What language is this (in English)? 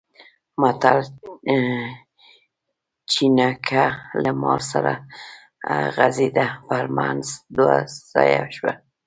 Pashto